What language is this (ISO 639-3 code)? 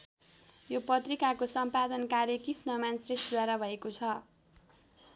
nep